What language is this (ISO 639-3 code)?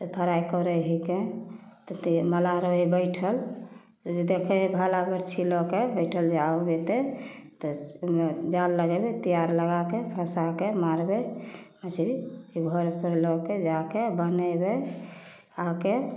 mai